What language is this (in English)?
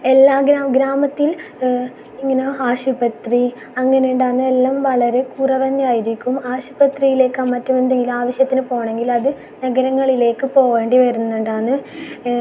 Malayalam